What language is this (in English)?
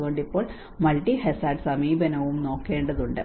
Malayalam